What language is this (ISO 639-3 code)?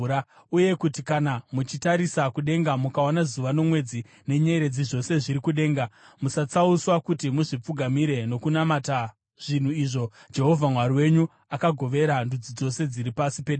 sna